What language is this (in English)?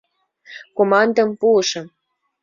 Mari